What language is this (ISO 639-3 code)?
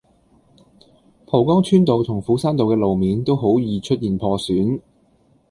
yue